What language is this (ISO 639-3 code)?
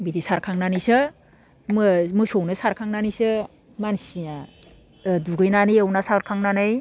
brx